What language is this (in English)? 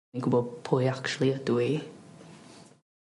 Welsh